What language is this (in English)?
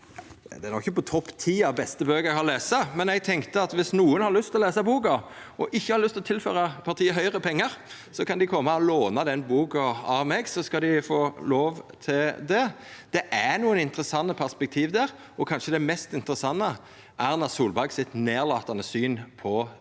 Norwegian